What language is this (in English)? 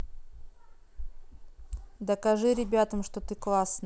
Russian